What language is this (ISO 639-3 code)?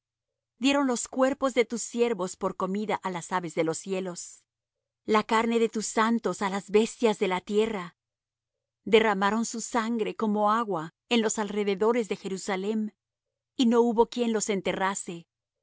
spa